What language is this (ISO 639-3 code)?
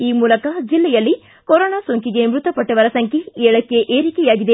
kan